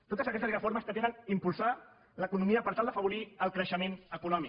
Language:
Catalan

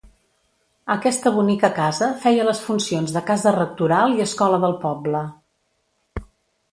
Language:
Catalan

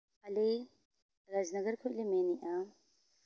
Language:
Santali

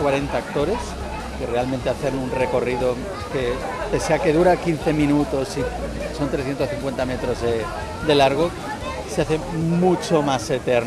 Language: Spanish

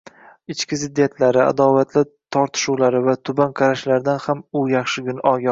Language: Uzbek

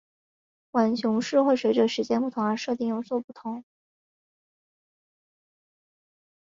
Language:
Chinese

